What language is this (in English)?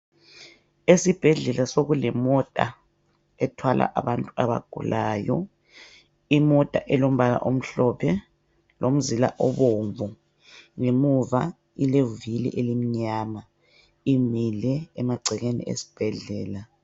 North Ndebele